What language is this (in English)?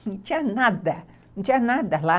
Portuguese